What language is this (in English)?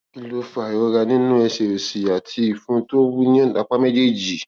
Yoruba